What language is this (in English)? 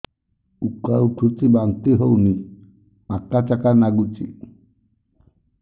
Odia